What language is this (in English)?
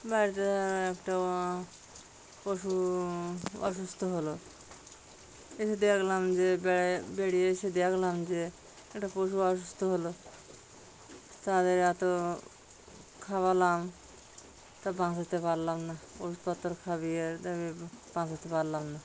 Bangla